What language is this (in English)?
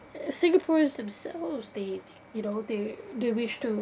English